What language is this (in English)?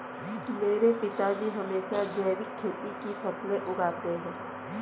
Hindi